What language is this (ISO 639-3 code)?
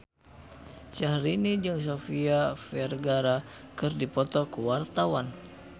sun